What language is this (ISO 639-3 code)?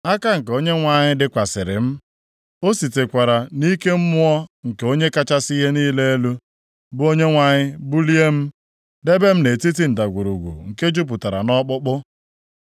ibo